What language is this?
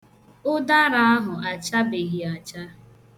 Igbo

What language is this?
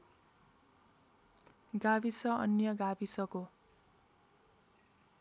Nepali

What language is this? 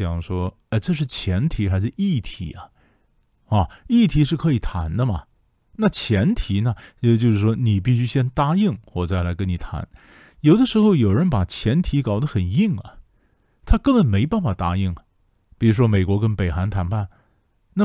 Chinese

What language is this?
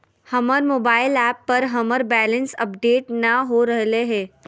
Magahi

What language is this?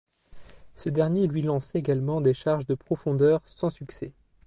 French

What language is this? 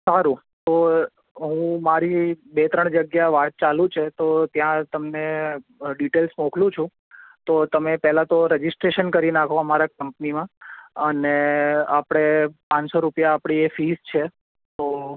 Gujarati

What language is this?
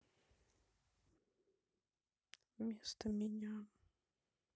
Russian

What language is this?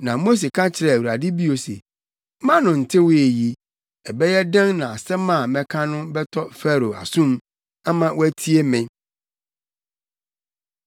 Akan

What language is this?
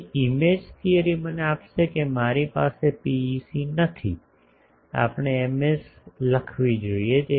Gujarati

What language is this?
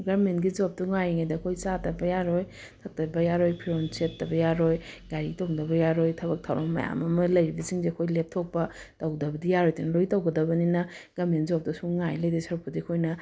Manipuri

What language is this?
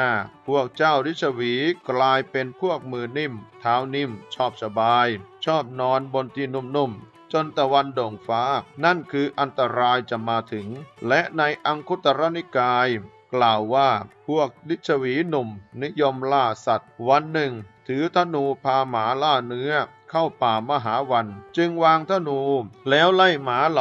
Thai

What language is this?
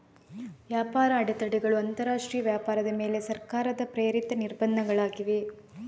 Kannada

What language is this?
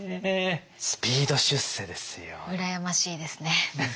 Japanese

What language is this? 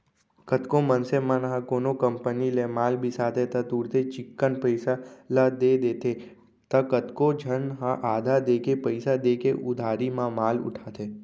Chhattisgarhi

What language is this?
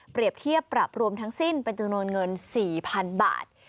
Thai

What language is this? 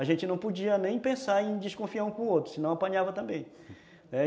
Portuguese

